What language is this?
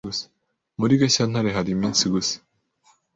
Kinyarwanda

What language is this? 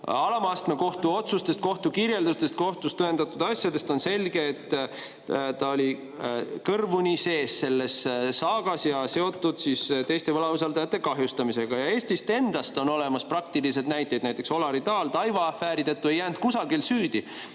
Estonian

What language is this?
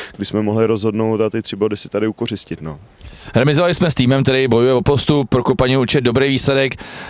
Czech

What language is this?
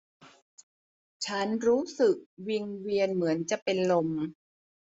Thai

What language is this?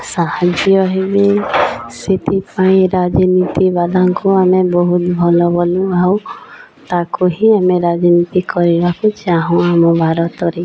Odia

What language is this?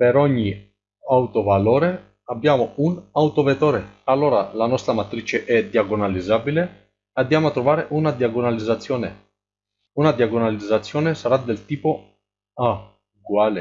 Italian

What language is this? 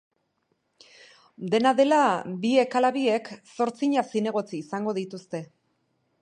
Basque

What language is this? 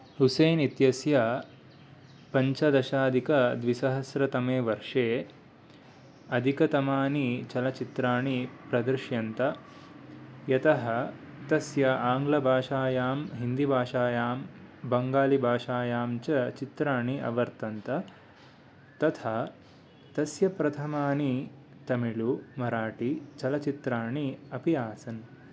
Sanskrit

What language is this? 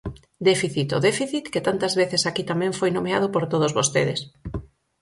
Galician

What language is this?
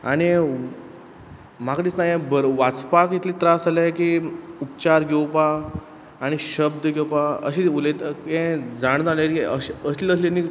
Konkani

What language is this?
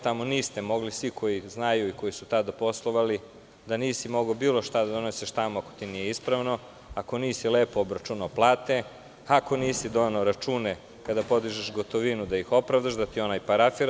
Serbian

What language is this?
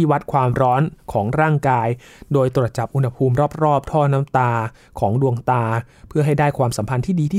Thai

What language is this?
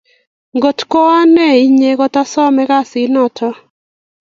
Kalenjin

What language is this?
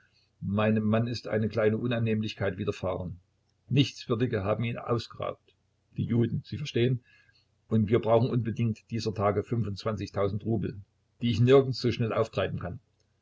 German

